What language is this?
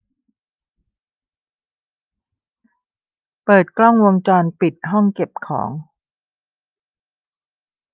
Thai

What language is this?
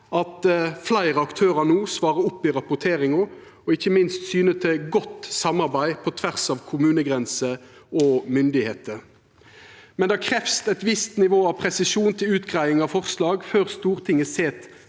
Norwegian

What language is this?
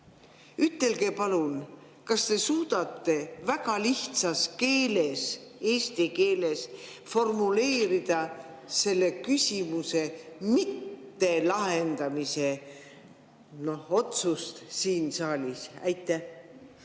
Estonian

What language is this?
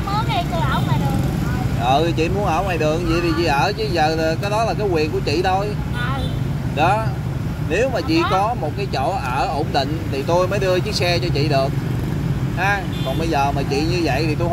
Vietnamese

